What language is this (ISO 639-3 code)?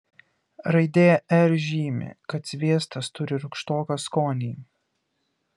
lit